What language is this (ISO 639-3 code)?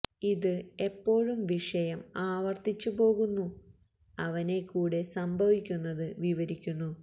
mal